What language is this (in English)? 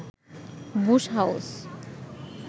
Bangla